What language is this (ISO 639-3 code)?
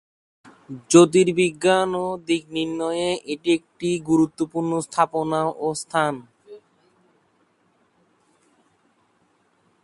ben